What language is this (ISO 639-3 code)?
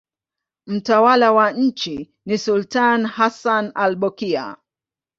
swa